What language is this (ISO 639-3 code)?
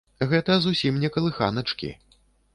bel